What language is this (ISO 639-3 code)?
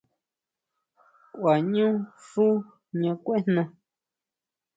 mau